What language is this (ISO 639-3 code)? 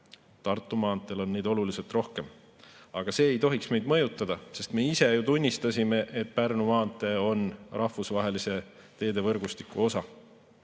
est